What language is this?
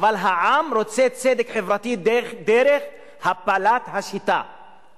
Hebrew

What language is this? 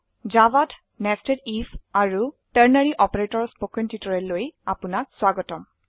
Assamese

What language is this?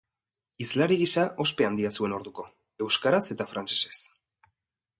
Basque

